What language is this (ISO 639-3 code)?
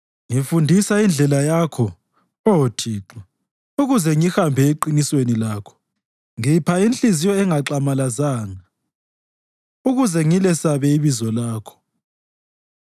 nde